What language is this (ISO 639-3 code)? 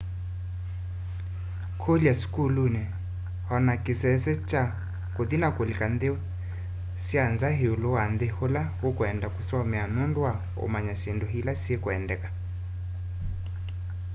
kam